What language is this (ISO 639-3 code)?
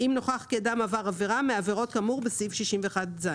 heb